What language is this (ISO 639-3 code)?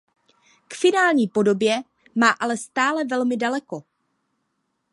ces